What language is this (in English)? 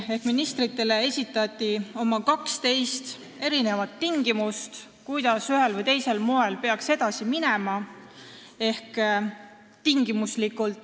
Estonian